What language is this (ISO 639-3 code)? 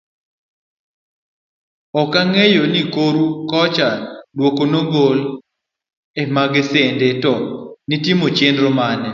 luo